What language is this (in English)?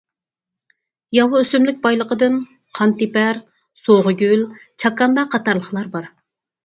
Uyghur